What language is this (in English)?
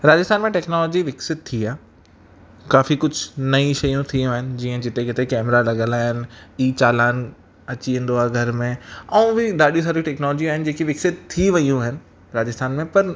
Sindhi